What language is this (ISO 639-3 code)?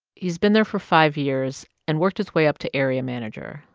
eng